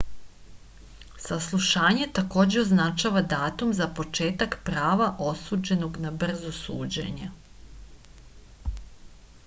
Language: Serbian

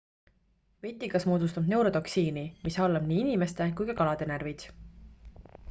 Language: Estonian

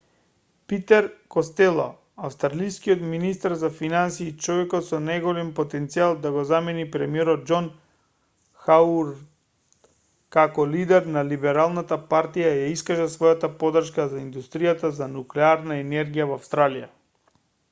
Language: Macedonian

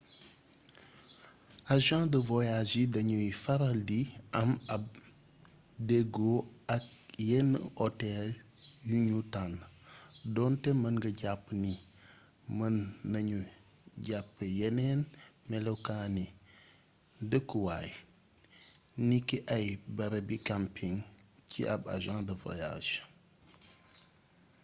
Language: Wolof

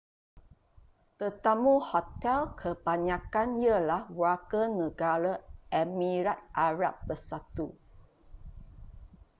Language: Malay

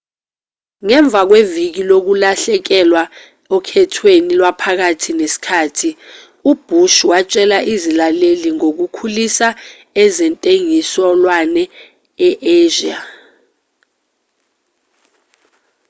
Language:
Zulu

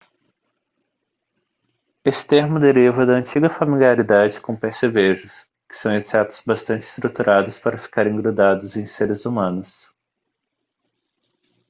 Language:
Portuguese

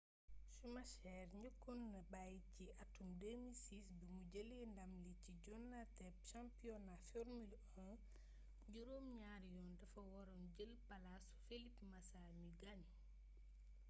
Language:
Wolof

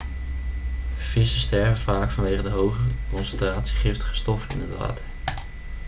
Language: Dutch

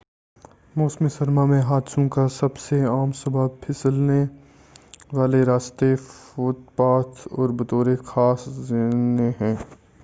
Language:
Urdu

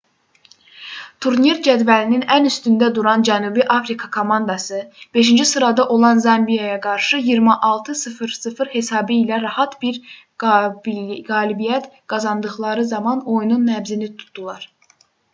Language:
Azerbaijani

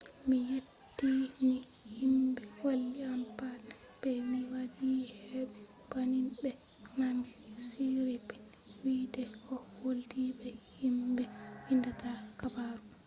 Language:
Fula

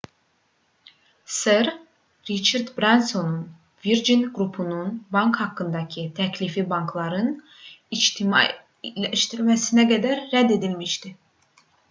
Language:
Azerbaijani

